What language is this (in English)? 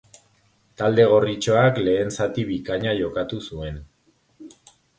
Basque